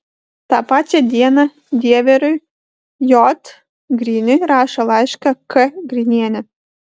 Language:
Lithuanian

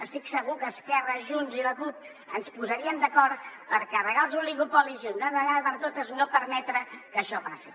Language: Catalan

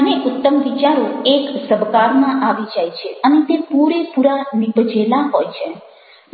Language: Gujarati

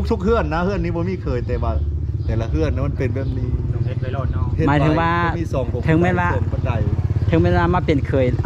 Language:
Thai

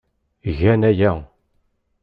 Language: Kabyle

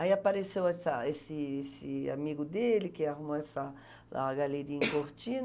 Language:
Portuguese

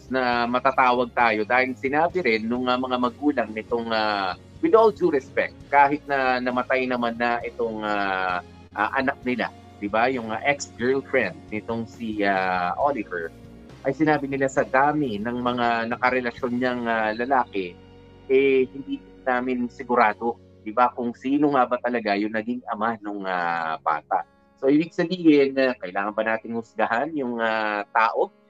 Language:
Filipino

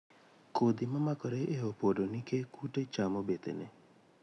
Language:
Luo (Kenya and Tanzania)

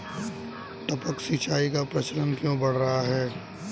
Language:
Hindi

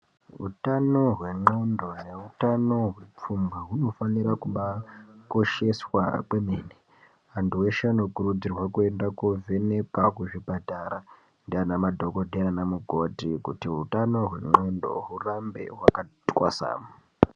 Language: Ndau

